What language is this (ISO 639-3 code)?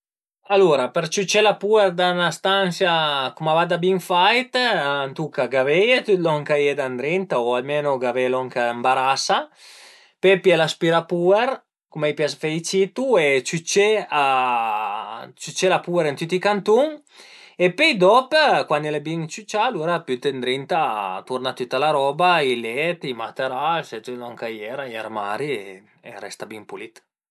pms